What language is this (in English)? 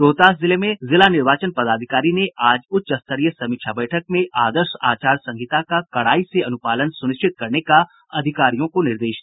Hindi